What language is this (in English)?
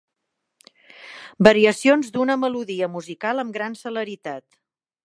Catalan